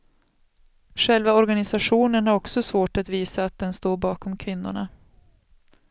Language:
Swedish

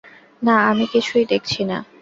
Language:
Bangla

